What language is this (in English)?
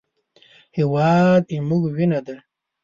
Pashto